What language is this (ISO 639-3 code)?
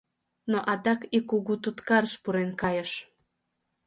chm